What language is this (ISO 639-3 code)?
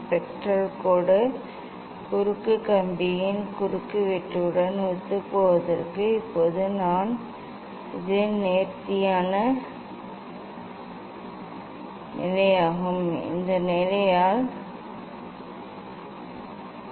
tam